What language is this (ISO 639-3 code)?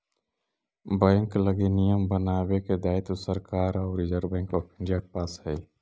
mag